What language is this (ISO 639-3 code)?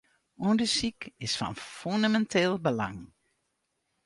fry